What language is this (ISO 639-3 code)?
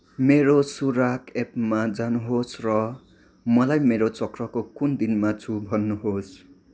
nep